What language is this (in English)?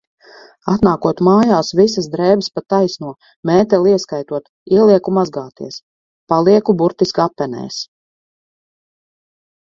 Latvian